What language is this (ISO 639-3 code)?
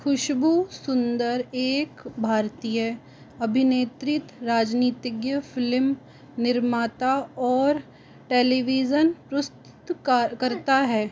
hin